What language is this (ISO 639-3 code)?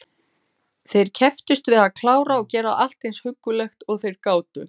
isl